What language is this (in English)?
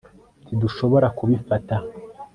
Kinyarwanda